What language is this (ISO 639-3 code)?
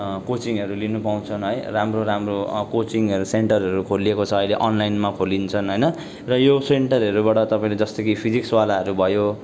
nep